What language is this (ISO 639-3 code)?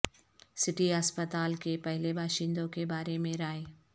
urd